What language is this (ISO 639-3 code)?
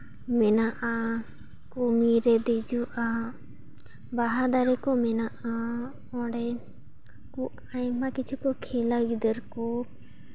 sat